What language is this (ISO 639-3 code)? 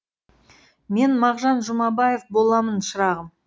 kaz